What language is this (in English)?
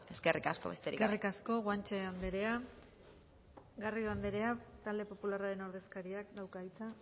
Basque